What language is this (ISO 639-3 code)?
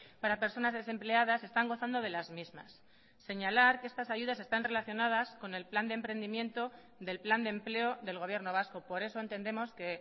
spa